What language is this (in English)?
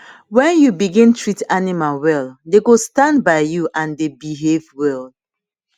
Nigerian Pidgin